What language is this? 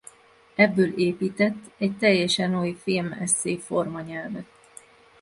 Hungarian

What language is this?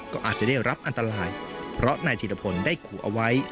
Thai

